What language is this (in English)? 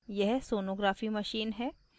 Hindi